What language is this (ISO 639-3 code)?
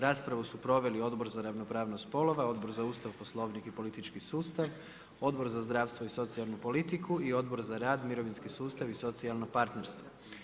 hrv